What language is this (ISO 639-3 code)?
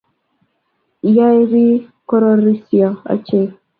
kln